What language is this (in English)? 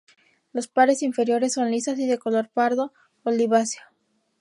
Spanish